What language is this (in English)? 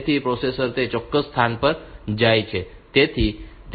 Gujarati